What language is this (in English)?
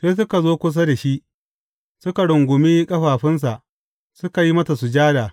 Hausa